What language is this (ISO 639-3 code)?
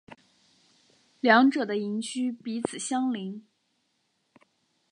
zho